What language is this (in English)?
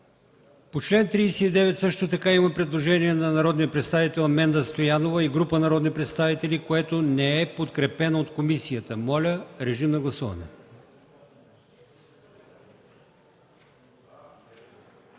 Bulgarian